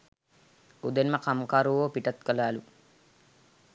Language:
Sinhala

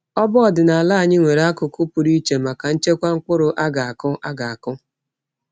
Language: Igbo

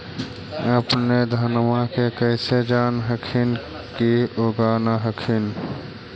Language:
Magahi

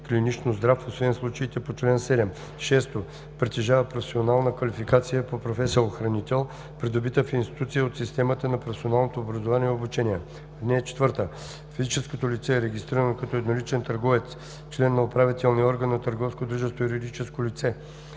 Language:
Bulgarian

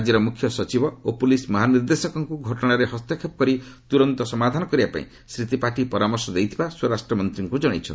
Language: Odia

